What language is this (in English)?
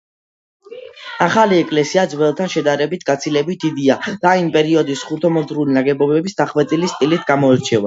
Georgian